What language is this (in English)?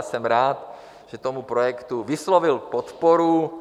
Czech